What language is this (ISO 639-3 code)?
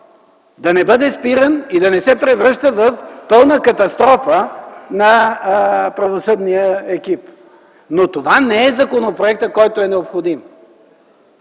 bul